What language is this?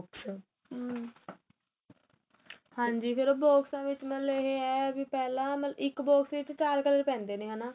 Punjabi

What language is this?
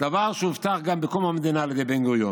Hebrew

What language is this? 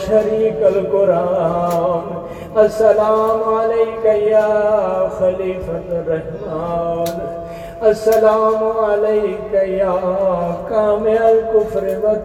Urdu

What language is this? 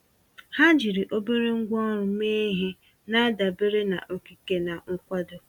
Igbo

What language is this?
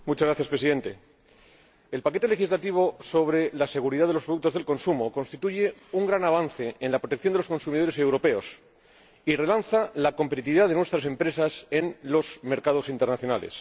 Spanish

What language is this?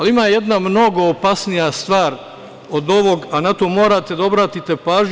Serbian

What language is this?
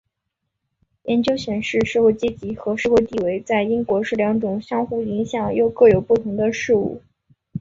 Chinese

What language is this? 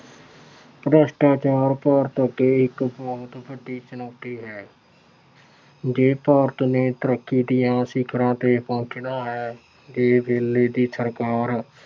Punjabi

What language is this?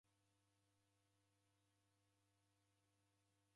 Taita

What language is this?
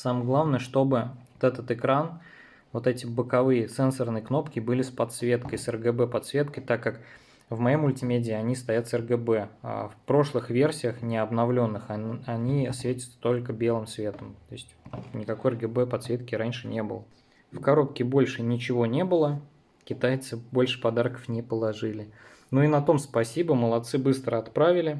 Russian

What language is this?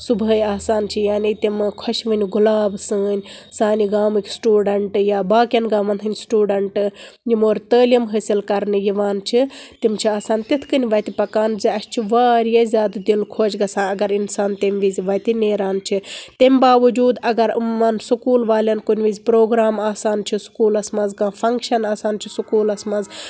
Kashmiri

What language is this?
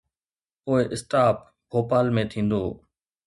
Sindhi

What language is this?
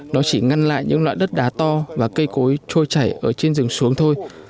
Vietnamese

